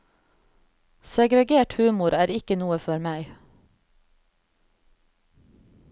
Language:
Norwegian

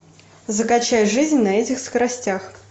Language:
Russian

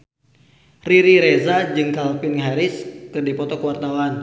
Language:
Sundanese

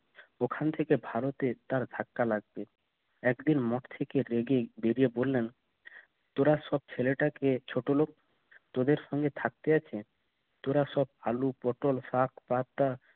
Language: Bangla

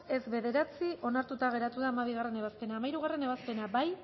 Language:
Basque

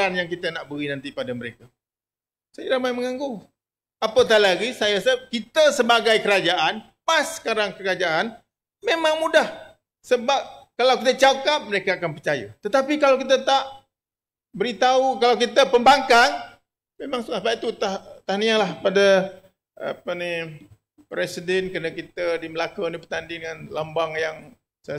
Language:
Malay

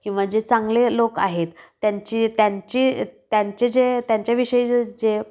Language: Marathi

